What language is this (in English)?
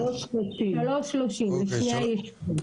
Hebrew